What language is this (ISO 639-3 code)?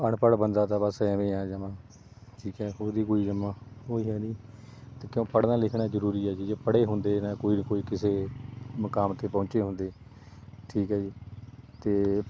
pan